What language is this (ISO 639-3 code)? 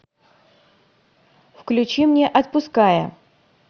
rus